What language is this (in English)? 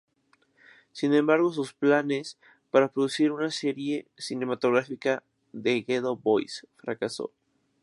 Spanish